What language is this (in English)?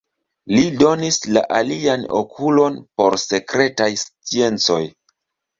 Esperanto